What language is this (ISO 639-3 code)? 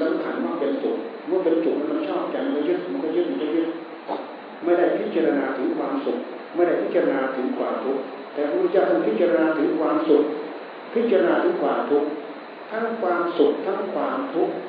tha